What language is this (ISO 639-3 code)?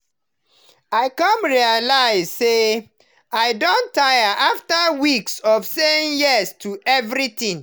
pcm